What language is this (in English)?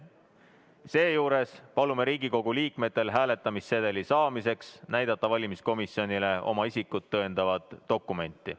Estonian